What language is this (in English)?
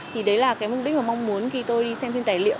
Vietnamese